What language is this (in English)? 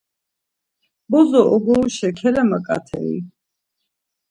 Laz